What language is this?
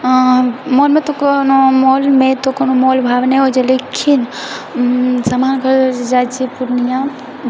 Maithili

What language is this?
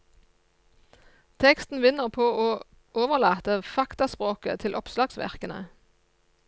Norwegian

